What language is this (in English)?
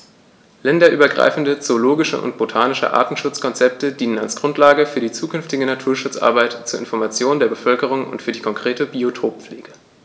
German